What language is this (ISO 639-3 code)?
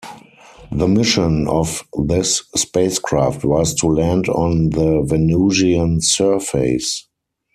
eng